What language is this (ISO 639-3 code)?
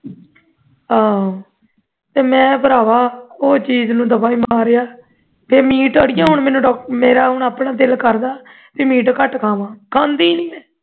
pan